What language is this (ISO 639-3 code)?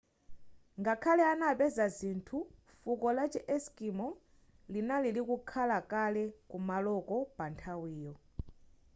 nya